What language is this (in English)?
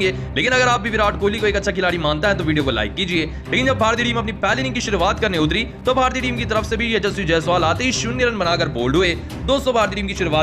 Hindi